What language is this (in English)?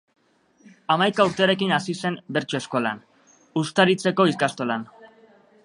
Basque